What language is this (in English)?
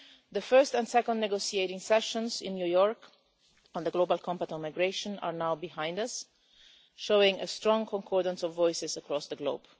English